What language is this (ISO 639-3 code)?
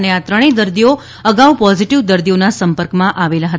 guj